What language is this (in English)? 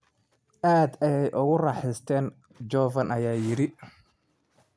Somali